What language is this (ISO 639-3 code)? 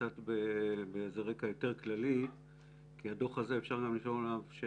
heb